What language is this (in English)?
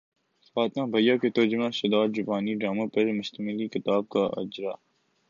Urdu